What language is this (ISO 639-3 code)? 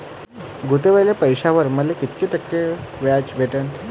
mar